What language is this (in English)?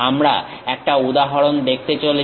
Bangla